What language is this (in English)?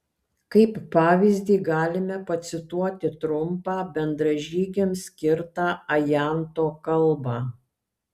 Lithuanian